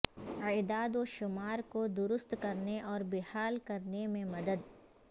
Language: Urdu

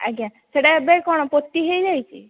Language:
Odia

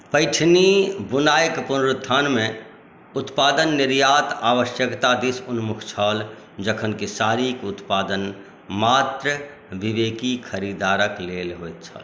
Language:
Maithili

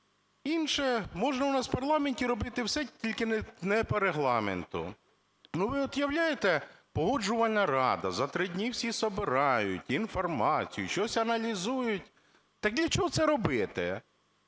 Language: Ukrainian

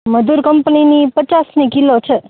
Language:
Gujarati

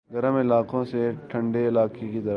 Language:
Urdu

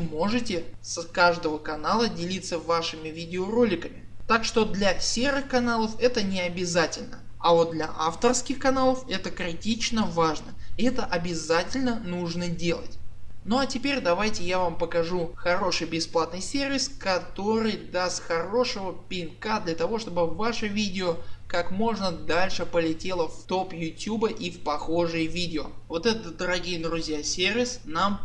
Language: Russian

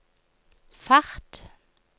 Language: Norwegian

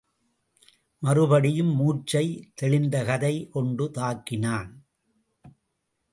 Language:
Tamil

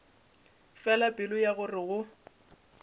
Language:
Northern Sotho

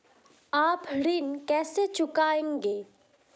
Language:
Hindi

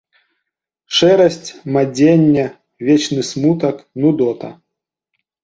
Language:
Belarusian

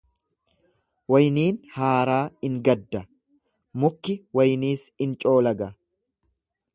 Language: Oromo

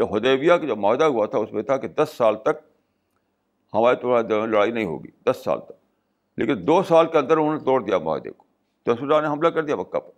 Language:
Urdu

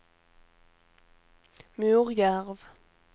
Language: Swedish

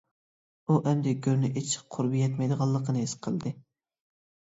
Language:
Uyghur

